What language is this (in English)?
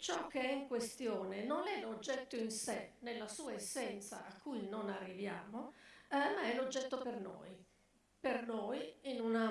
Italian